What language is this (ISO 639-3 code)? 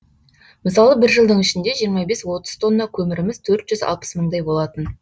kaz